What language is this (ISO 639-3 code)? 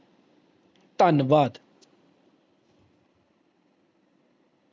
pan